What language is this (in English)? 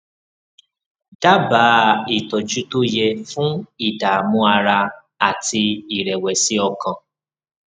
Yoruba